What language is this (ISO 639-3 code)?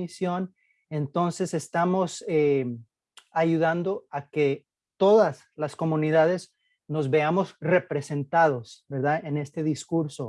spa